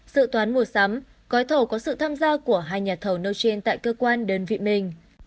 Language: Vietnamese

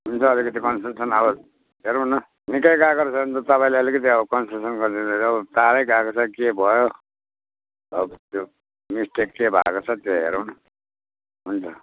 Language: Nepali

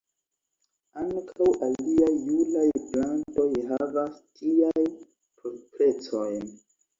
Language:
Esperanto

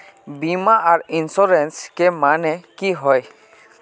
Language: Magahi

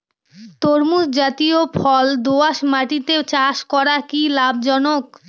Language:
Bangla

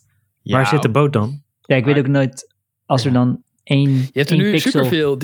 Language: Dutch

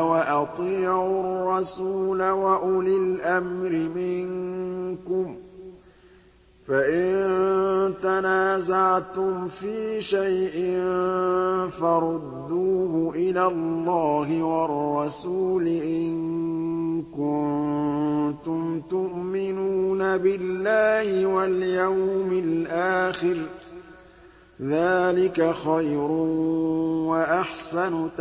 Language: Arabic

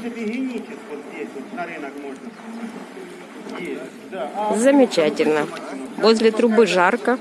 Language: Russian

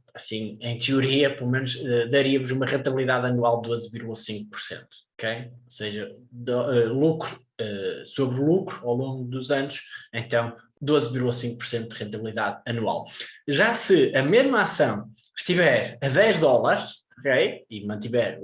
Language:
Portuguese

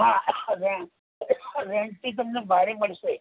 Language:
Gujarati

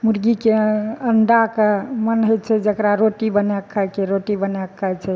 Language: Maithili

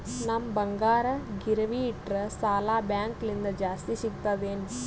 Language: Kannada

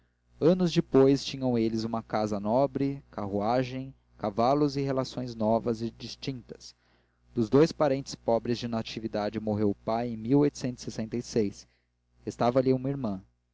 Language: Portuguese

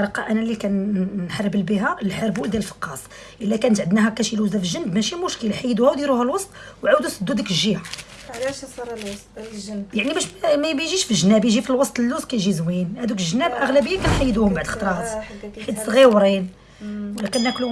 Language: Arabic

